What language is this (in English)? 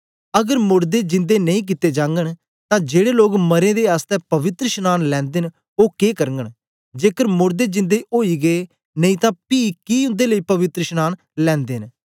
Dogri